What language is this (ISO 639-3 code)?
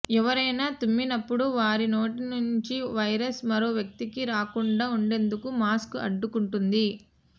tel